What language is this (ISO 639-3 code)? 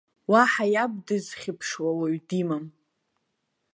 abk